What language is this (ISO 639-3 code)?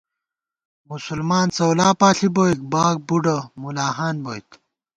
gwt